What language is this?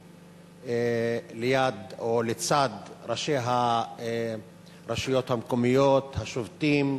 Hebrew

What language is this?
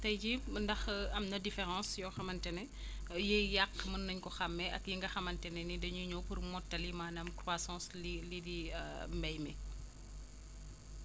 Wolof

